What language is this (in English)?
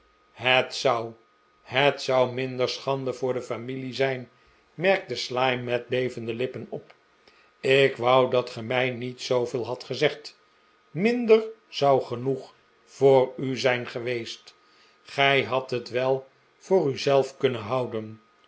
Dutch